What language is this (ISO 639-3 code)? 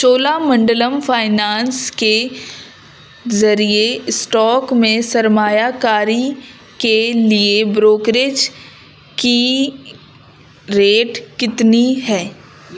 urd